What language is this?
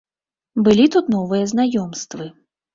Belarusian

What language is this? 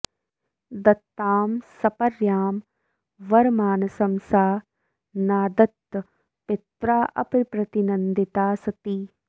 Sanskrit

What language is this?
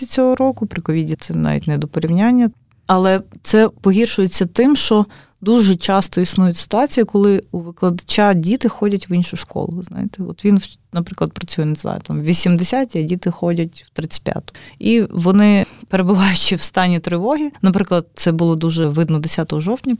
Ukrainian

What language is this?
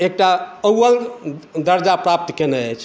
Maithili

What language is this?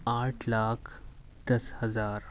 Urdu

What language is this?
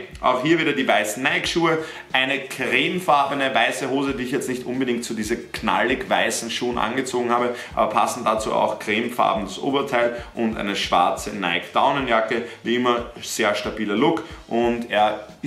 German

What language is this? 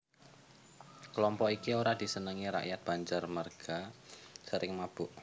Javanese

